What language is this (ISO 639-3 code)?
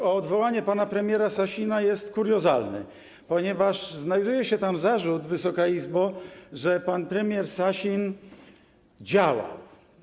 pol